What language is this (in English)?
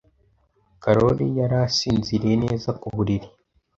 Kinyarwanda